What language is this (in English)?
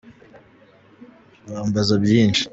Kinyarwanda